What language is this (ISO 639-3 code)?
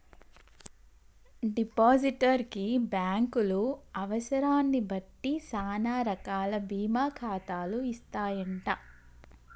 tel